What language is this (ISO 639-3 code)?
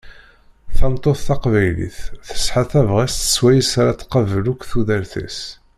kab